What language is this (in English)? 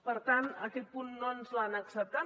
Catalan